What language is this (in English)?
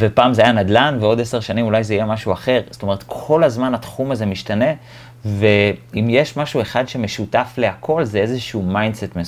Hebrew